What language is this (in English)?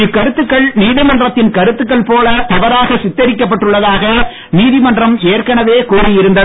Tamil